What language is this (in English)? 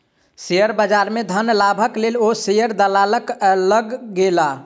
Maithili